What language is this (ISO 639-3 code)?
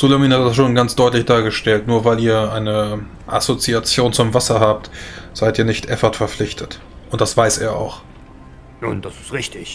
deu